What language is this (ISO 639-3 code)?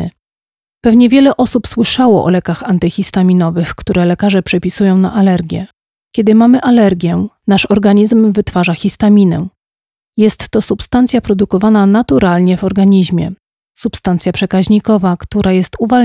pol